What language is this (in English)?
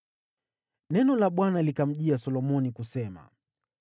Swahili